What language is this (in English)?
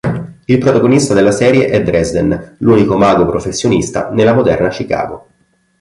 Italian